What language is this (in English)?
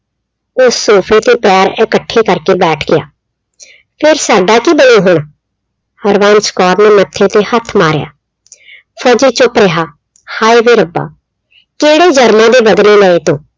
Punjabi